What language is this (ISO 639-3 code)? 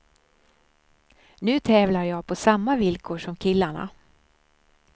swe